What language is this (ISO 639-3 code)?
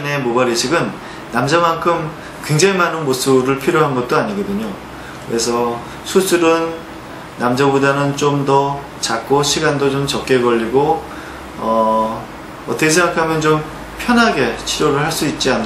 kor